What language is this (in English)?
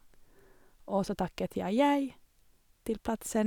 Norwegian